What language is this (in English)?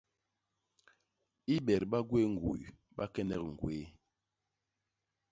Basaa